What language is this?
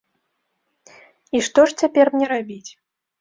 Belarusian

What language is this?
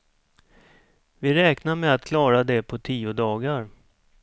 Swedish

